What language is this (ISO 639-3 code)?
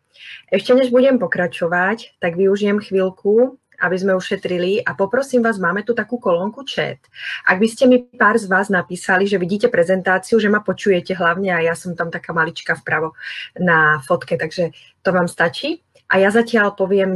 slk